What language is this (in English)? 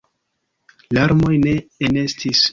Esperanto